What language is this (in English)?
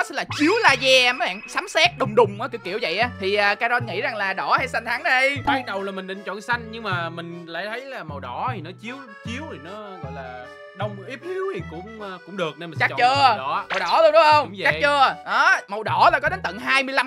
Vietnamese